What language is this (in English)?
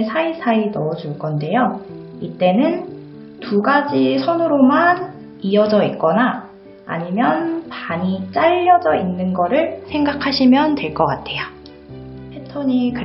Korean